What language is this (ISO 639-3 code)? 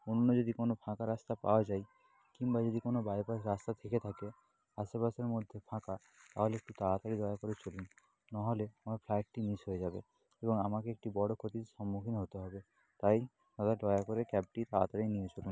ben